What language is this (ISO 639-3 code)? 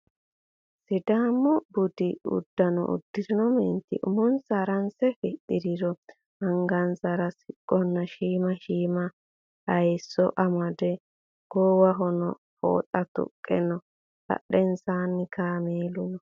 sid